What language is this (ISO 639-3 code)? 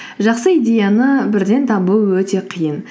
kaz